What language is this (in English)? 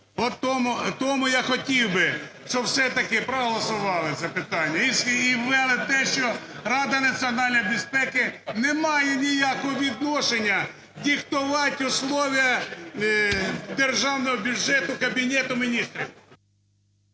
Ukrainian